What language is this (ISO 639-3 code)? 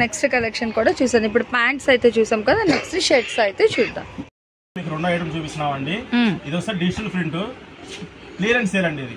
tel